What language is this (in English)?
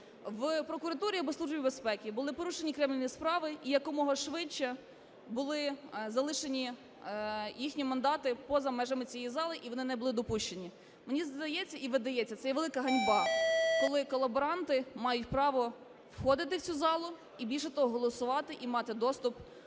Ukrainian